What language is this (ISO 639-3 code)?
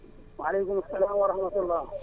wol